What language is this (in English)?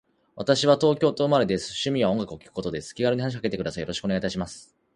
Japanese